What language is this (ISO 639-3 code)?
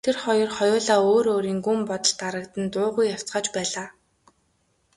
mon